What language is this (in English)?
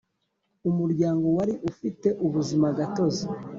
Kinyarwanda